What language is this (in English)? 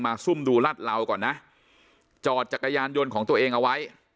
Thai